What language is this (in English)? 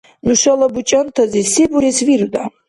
Dargwa